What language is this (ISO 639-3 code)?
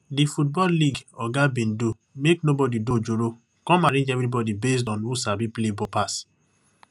pcm